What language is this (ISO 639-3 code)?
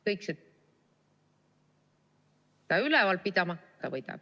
est